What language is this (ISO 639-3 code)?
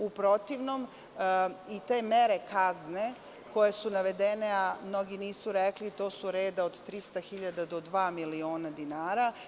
srp